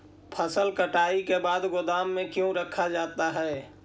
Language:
Magahi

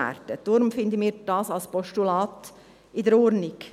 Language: Swiss German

